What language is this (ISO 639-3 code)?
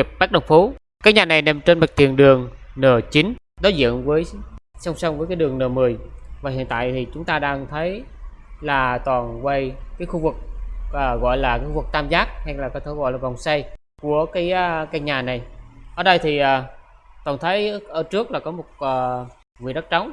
vie